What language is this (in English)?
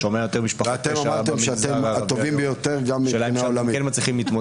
Hebrew